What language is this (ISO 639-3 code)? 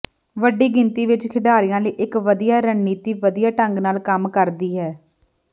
pan